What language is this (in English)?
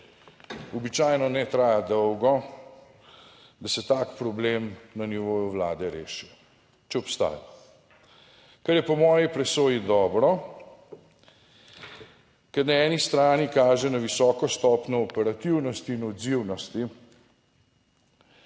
Slovenian